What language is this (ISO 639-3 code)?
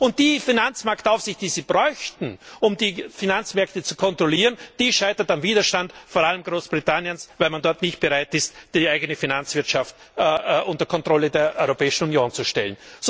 deu